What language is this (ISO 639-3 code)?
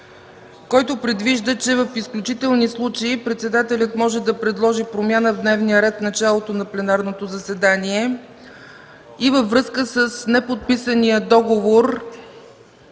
bul